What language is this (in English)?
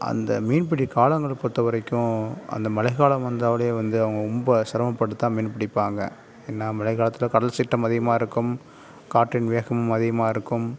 Tamil